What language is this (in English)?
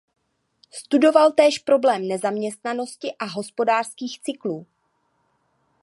Czech